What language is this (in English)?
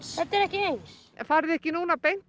Icelandic